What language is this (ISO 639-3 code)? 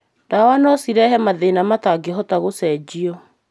kik